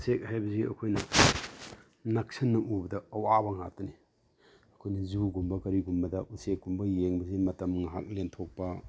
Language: Manipuri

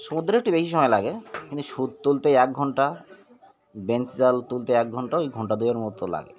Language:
Bangla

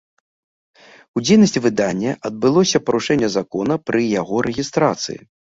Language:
Belarusian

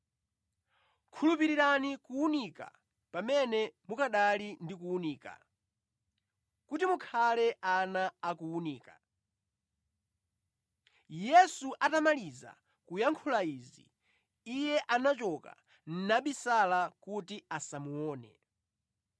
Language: Nyanja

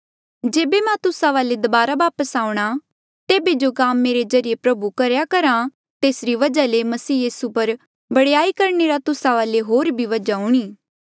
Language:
Mandeali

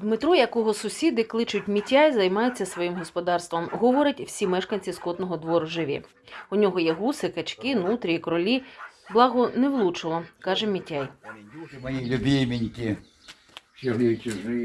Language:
Ukrainian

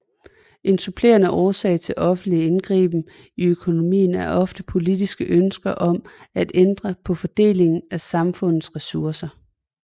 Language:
Danish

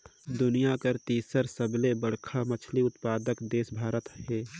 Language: Chhattisgarhi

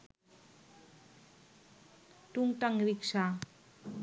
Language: Bangla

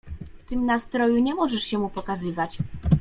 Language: Polish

